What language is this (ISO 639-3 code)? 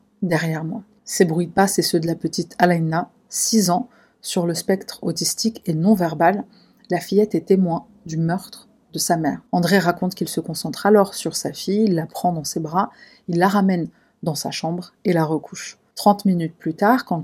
fra